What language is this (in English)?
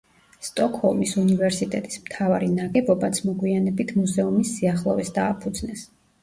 Georgian